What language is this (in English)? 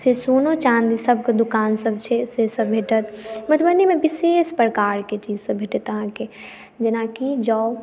Maithili